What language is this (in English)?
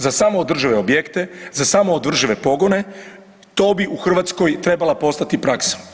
Croatian